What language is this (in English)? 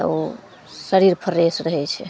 Maithili